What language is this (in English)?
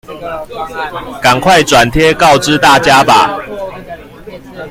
Chinese